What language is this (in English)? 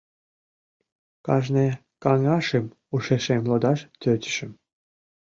Mari